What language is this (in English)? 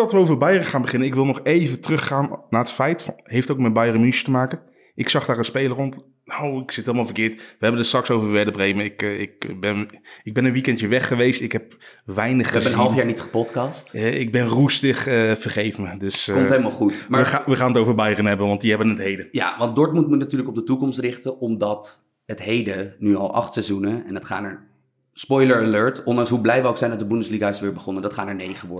Dutch